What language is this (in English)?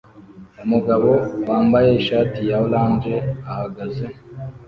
Kinyarwanda